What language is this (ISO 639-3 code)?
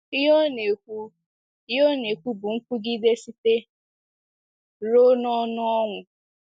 ibo